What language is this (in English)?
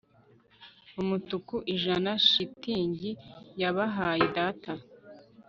Kinyarwanda